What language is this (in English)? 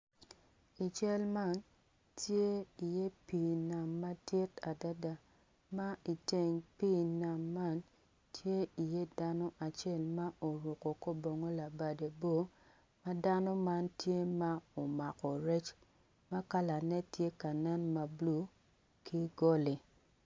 Acoli